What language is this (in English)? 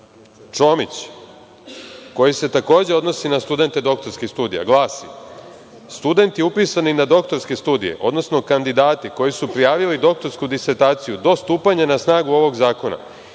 Serbian